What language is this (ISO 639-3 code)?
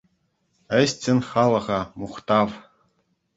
chv